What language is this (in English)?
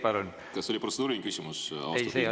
Estonian